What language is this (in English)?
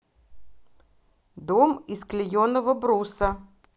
Russian